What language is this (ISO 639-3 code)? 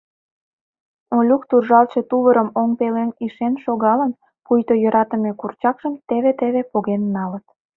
chm